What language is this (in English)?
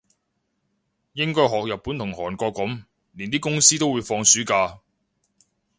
Cantonese